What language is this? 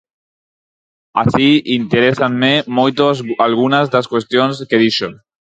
Galician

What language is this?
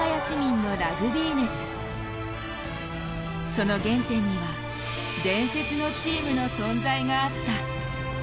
Japanese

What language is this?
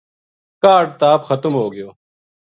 Gujari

